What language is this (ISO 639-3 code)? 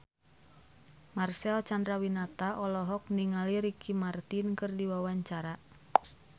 sun